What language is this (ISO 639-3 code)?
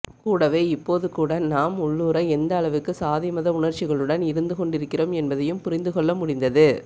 tam